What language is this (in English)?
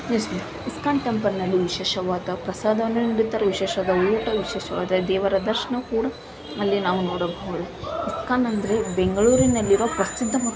Kannada